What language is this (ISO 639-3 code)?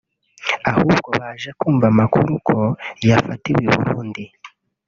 kin